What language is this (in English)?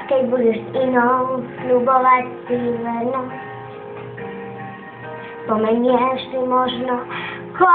Czech